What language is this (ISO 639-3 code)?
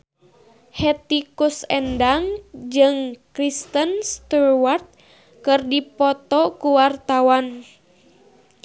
sun